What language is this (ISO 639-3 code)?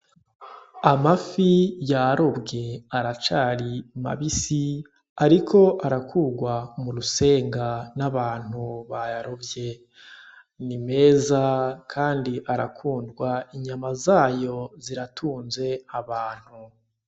run